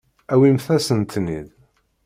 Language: Kabyle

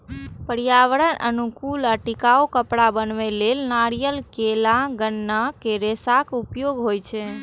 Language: Maithili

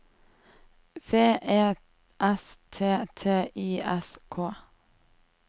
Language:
Norwegian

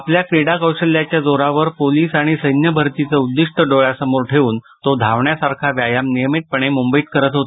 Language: Marathi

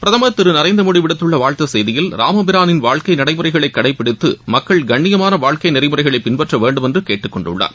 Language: Tamil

